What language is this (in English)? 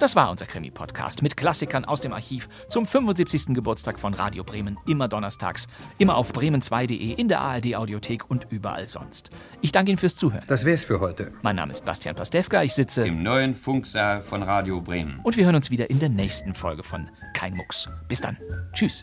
German